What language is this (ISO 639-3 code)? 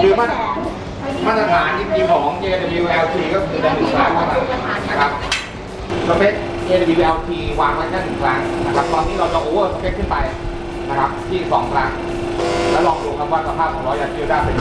tha